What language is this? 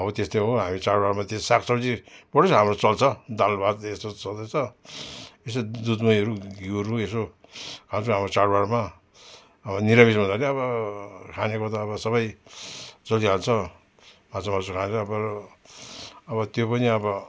Nepali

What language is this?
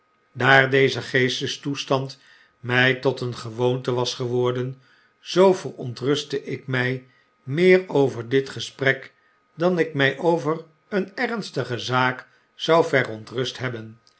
Dutch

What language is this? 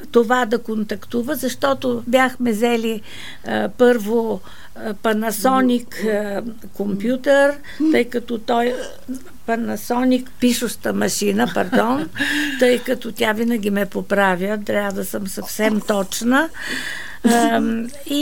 Bulgarian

